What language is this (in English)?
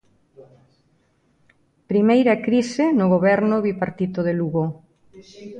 Galician